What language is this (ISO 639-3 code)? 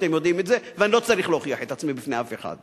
heb